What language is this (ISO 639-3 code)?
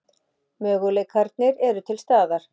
isl